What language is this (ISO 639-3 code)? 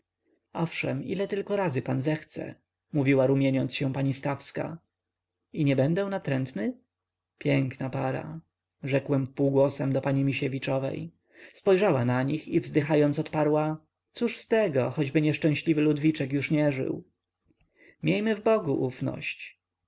pol